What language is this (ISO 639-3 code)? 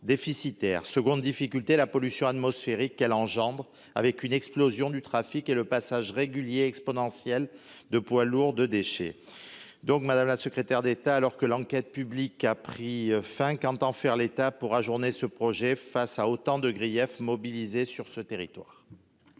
fra